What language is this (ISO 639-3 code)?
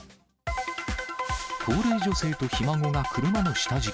jpn